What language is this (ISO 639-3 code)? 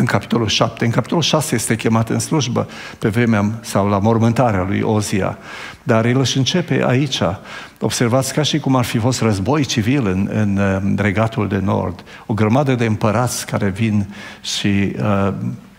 ron